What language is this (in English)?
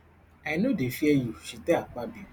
Nigerian Pidgin